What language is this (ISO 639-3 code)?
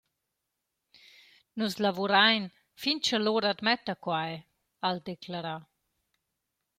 roh